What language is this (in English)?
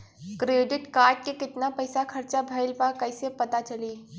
Bhojpuri